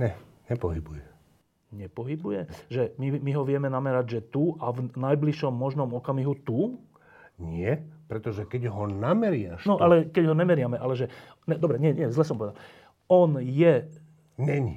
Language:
Slovak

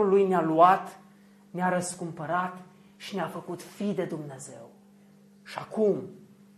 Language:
Romanian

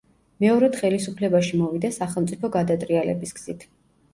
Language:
Georgian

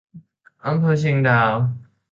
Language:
Thai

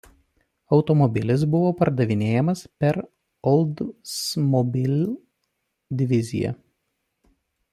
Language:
Lithuanian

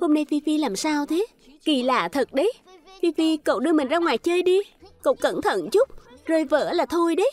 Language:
Vietnamese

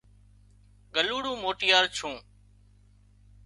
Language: Wadiyara Koli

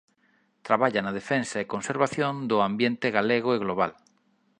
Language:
Galician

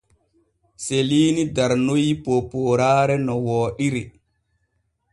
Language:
Borgu Fulfulde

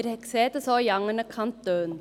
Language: Swiss German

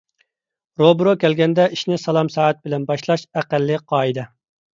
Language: Uyghur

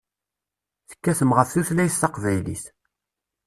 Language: Kabyle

